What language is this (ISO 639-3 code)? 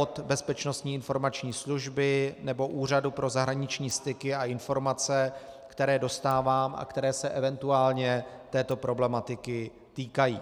ces